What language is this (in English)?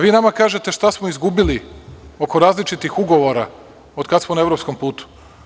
Serbian